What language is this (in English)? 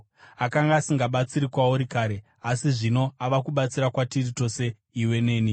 Shona